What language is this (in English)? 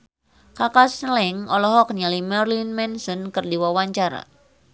Sundanese